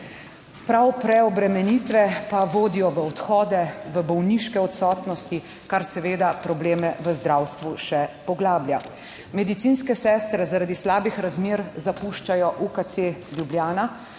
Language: Slovenian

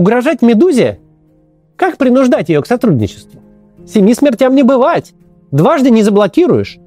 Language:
Russian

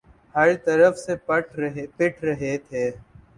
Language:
Urdu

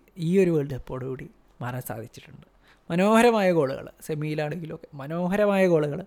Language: Malayalam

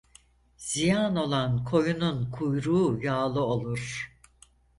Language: Turkish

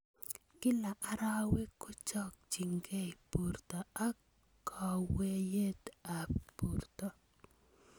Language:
Kalenjin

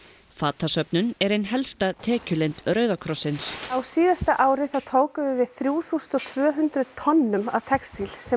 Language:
Icelandic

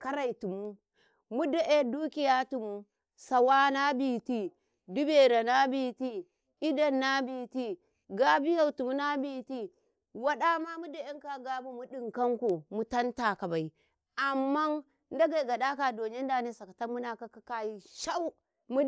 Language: Karekare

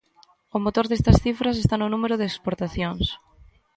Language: Galician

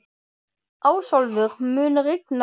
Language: Icelandic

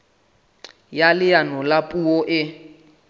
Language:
Southern Sotho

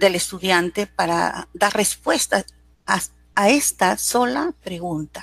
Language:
Spanish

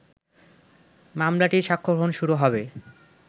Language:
Bangla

